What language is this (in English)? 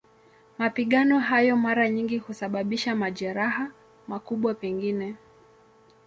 Swahili